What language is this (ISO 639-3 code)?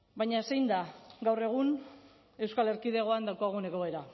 eus